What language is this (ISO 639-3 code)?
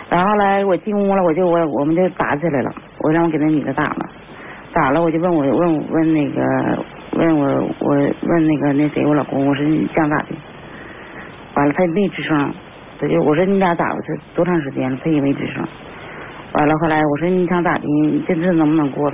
zho